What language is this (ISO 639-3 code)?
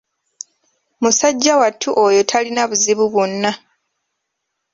lug